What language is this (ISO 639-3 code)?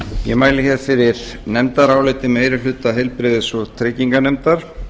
isl